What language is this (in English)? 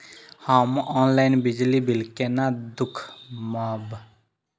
Maithili